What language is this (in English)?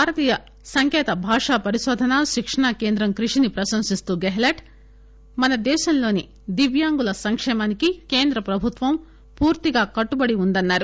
Telugu